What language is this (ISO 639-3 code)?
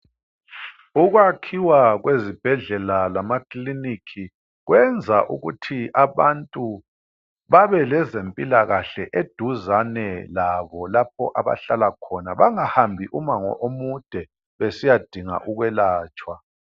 nde